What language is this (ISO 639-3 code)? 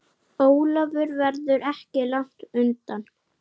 isl